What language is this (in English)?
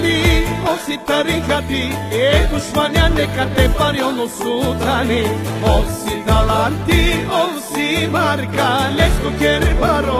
Thai